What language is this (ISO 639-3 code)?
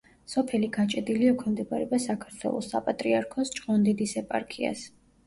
kat